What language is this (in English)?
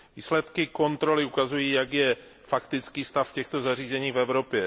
Czech